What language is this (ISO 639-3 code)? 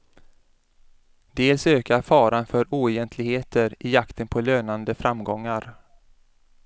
swe